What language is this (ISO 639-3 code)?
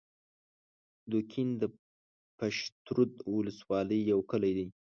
pus